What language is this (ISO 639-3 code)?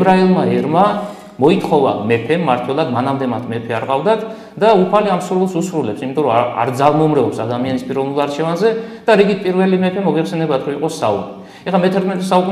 ron